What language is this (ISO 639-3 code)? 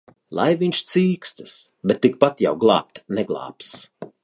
lav